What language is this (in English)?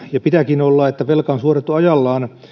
Finnish